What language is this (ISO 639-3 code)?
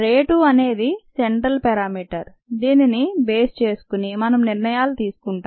tel